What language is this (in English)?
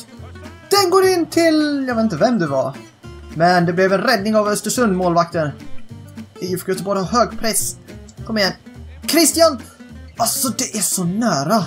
Swedish